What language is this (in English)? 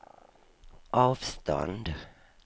Swedish